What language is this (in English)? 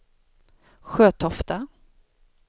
Swedish